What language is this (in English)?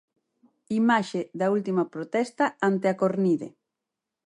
Galician